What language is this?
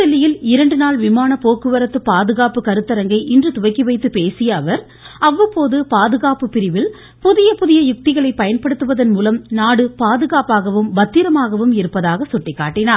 Tamil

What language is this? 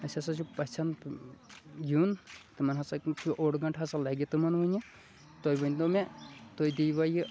Kashmiri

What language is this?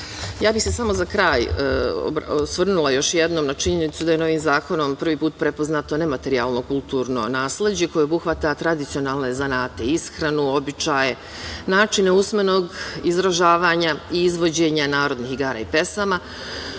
Serbian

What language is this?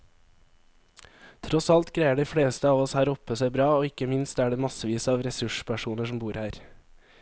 Norwegian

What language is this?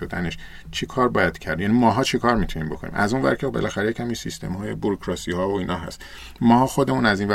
Persian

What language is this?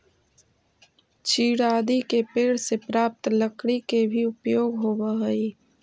Magahi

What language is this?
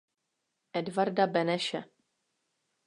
Czech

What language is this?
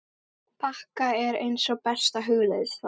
Icelandic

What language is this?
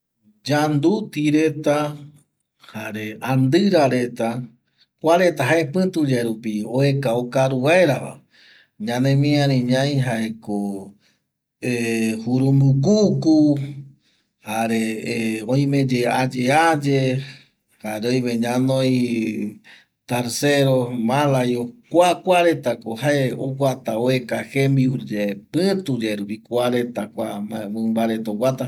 Eastern Bolivian Guaraní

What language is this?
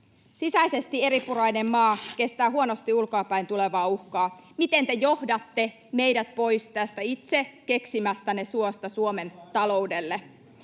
Finnish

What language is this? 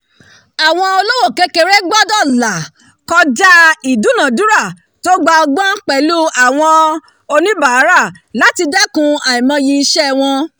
Yoruba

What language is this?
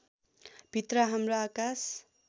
Nepali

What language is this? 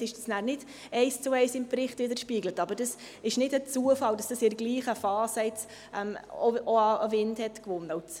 Swiss German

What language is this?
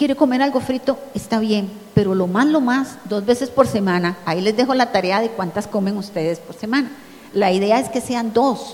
Spanish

